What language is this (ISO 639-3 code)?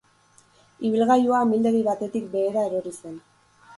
eus